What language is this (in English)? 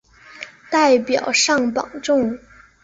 Chinese